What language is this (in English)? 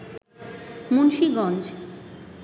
Bangla